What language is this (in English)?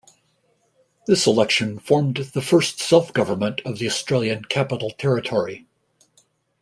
English